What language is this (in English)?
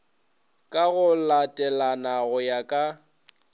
Northern Sotho